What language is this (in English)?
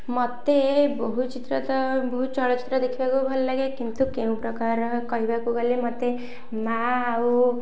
Odia